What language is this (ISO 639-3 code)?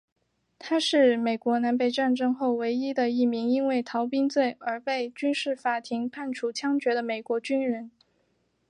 zho